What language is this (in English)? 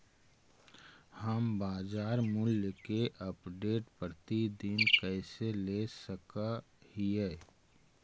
Magahi